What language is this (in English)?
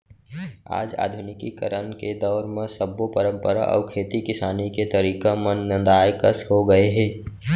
Chhattisgarhi